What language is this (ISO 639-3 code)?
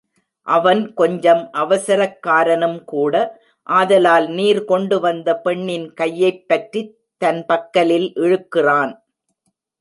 tam